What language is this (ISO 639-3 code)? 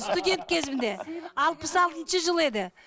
kaz